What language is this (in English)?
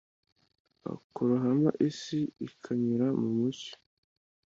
Kinyarwanda